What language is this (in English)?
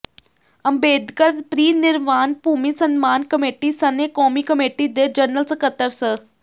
Punjabi